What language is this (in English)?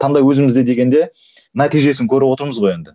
Kazakh